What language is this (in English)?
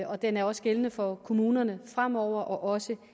Danish